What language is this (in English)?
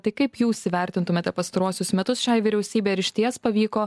Lithuanian